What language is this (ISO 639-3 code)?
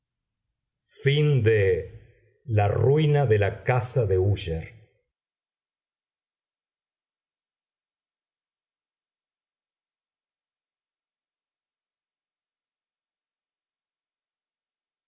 spa